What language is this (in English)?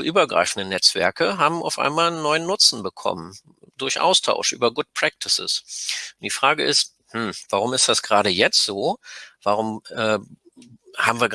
German